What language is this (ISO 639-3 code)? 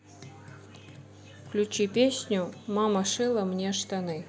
rus